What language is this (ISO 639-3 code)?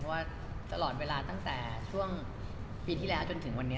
tha